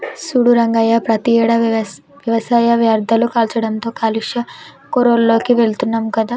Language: Telugu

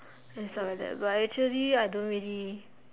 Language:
English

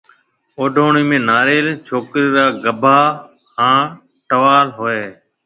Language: Marwari (Pakistan)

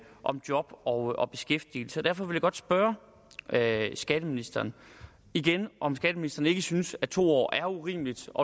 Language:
Danish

